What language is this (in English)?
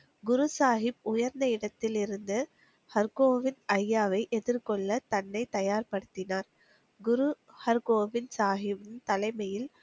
Tamil